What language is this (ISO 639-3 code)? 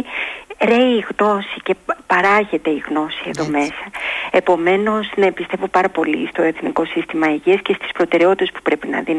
ell